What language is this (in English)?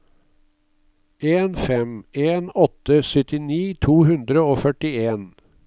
Norwegian